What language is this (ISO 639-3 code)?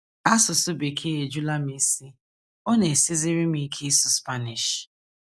ibo